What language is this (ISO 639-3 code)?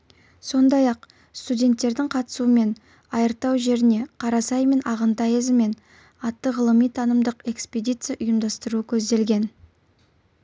kaz